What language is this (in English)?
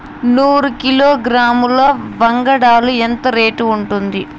Telugu